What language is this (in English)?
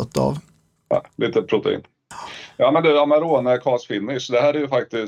Swedish